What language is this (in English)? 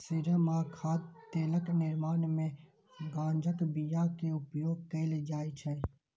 Maithili